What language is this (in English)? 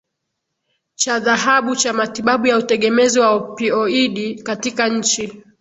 Swahili